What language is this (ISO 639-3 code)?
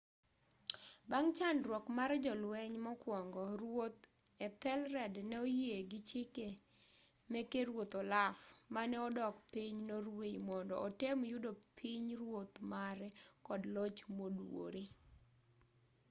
luo